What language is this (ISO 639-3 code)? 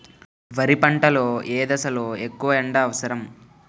tel